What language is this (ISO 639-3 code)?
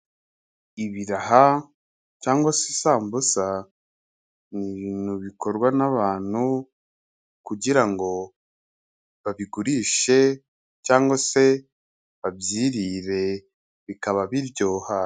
kin